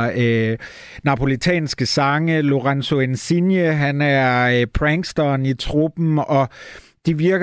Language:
Danish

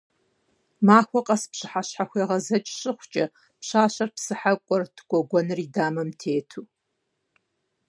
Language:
Kabardian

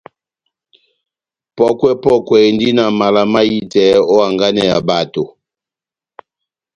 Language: Batanga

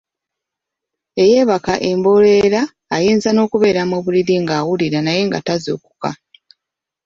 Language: Ganda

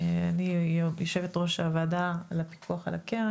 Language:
Hebrew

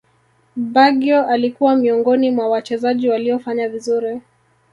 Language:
Swahili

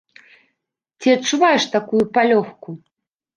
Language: Belarusian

